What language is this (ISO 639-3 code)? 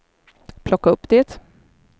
swe